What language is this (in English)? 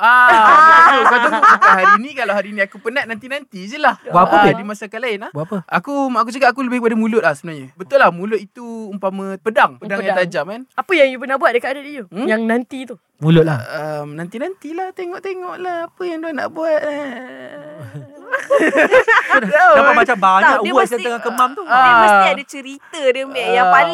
Malay